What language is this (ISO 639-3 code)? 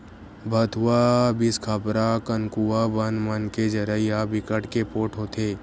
hne